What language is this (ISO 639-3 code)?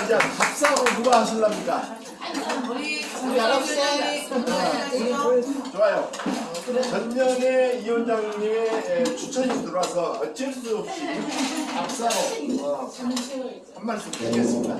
kor